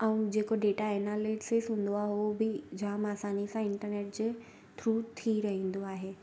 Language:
Sindhi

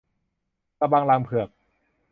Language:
Thai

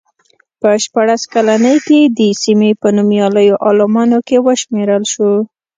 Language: Pashto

